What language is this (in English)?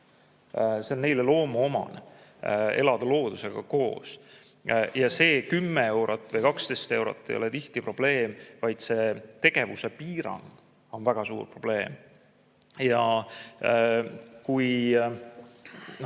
Estonian